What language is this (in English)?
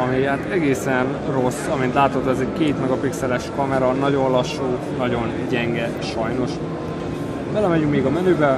Hungarian